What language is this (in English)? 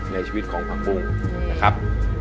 Thai